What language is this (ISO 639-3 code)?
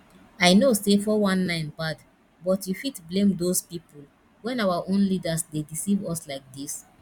pcm